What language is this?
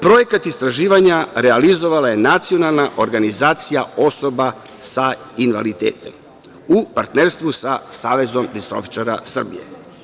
Serbian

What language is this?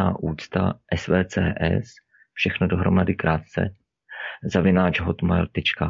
Czech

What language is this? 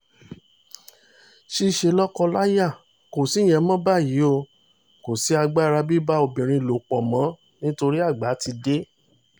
Yoruba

